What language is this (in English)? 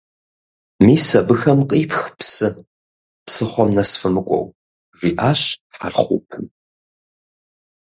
Kabardian